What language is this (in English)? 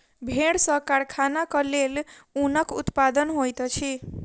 Maithili